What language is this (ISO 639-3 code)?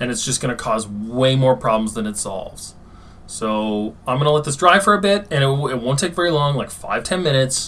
eng